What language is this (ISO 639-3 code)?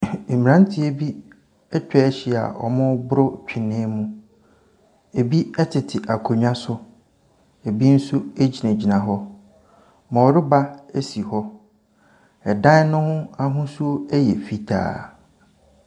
aka